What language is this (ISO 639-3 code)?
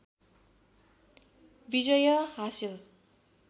nep